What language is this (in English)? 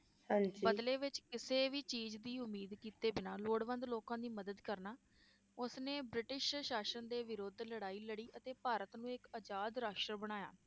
Punjabi